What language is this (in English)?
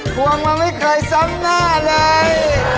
Thai